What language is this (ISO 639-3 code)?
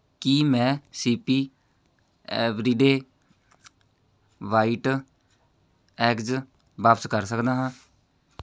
pan